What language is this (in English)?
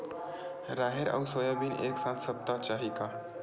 Chhattisgarhi